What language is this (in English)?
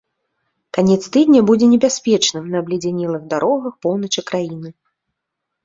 Belarusian